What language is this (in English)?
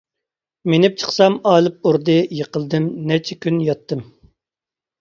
Uyghur